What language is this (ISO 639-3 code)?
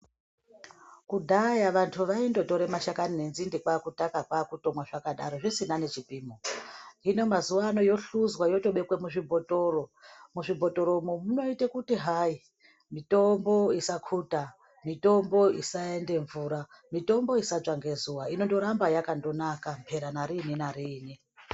ndc